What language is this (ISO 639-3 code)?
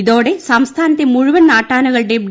mal